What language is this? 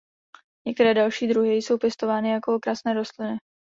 Czech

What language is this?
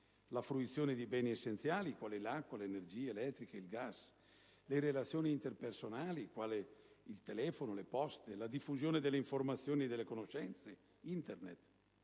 Italian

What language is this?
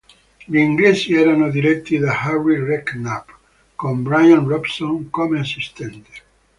Italian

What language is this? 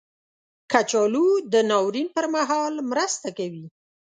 Pashto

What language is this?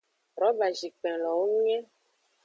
Aja (Benin)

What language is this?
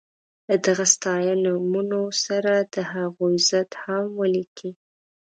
Pashto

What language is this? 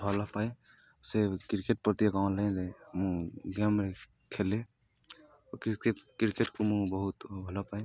Odia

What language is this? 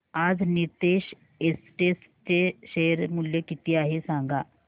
Marathi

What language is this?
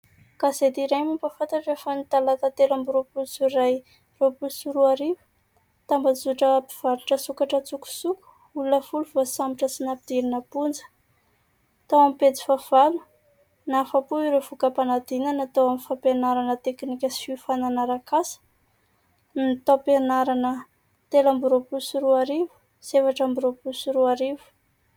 Malagasy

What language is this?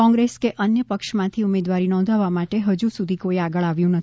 Gujarati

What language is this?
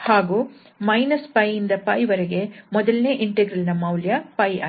Kannada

